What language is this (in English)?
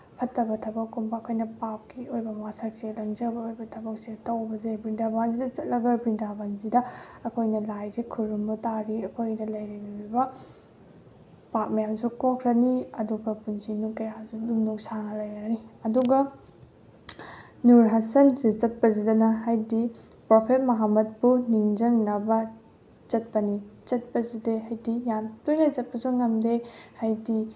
Manipuri